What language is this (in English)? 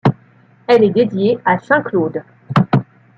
French